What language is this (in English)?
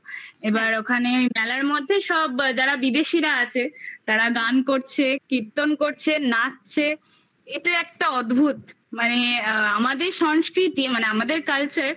Bangla